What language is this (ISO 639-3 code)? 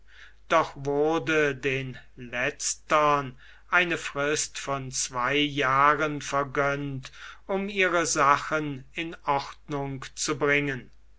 deu